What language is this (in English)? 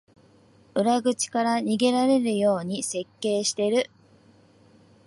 Japanese